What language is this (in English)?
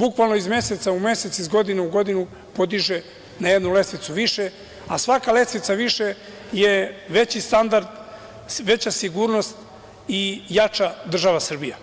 Serbian